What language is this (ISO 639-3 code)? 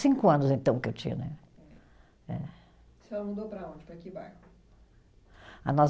por